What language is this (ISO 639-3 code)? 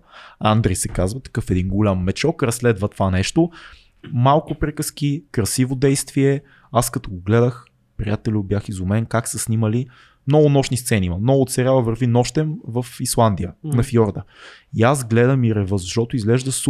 bul